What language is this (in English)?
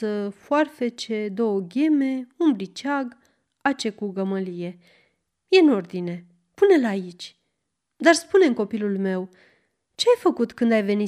Romanian